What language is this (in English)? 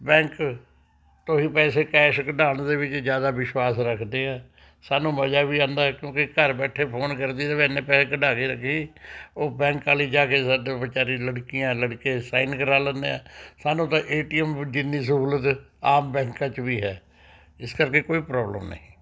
Punjabi